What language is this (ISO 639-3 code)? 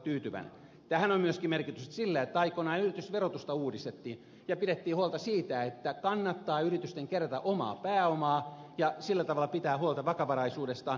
fin